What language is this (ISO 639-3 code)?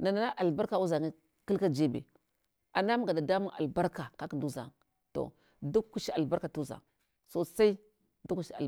hwo